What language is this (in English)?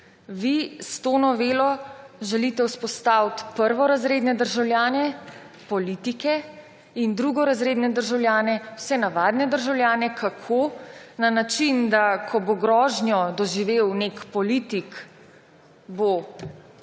Slovenian